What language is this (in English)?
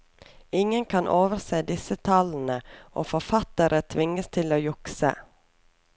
Norwegian